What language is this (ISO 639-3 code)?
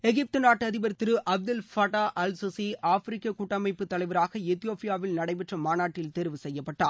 tam